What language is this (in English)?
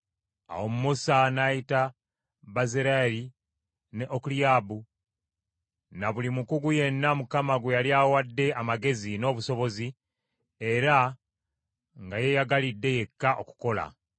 Ganda